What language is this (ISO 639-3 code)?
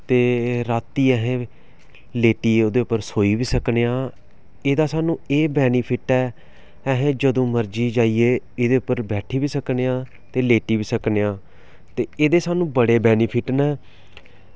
doi